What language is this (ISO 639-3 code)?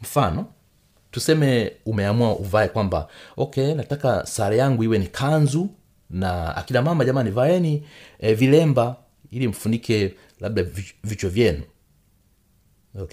swa